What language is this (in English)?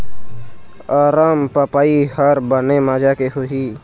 Chhattisgarhi